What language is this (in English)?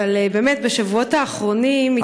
Hebrew